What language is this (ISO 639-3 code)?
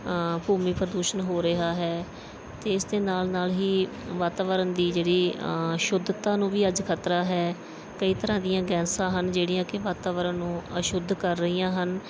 pan